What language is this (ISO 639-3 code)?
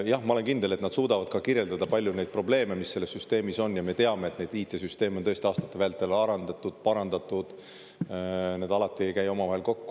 est